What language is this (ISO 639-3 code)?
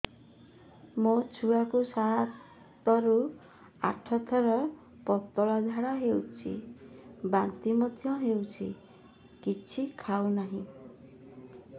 ori